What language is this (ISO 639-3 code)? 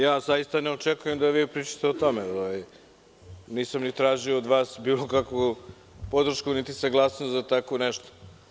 srp